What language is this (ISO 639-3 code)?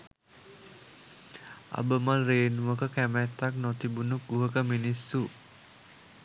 sin